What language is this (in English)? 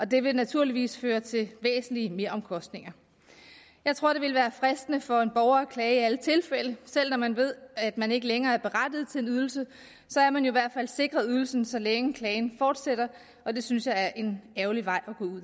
Danish